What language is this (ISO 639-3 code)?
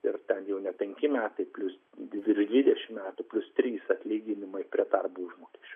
lit